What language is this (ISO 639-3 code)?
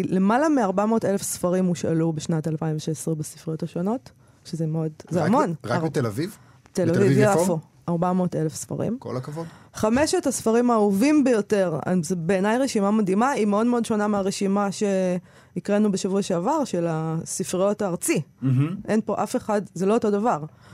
heb